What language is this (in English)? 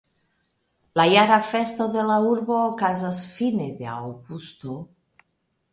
Esperanto